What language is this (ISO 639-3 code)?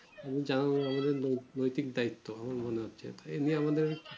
ben